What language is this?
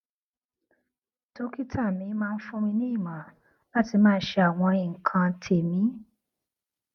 Yoruba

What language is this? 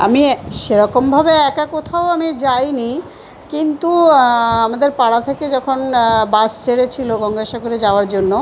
Bangla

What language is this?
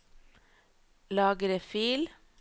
Norwegian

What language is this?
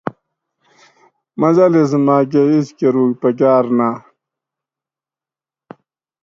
Gawri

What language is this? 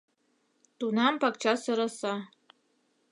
Mari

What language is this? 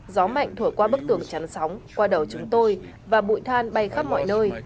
Vietnamese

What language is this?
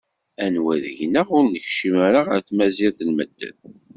Kabyle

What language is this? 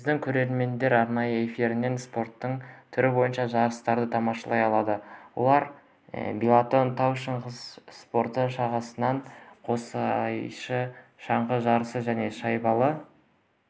Kazakh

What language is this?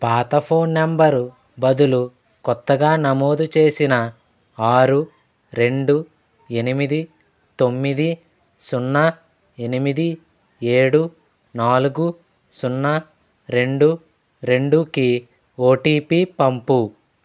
Telugu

